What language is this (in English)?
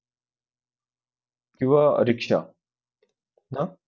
Marathi